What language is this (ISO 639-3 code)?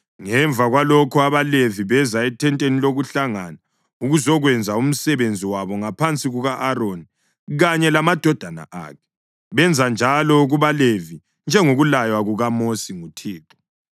nde